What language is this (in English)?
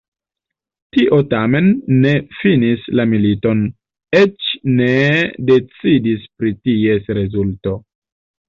Esperanto